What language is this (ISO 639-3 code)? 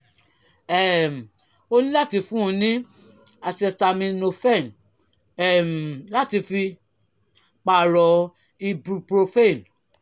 yor